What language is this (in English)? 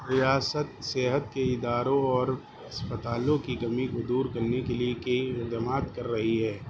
Urdu